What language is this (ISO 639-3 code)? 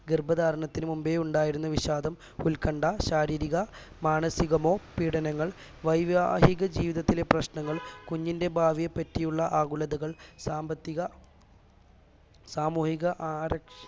mal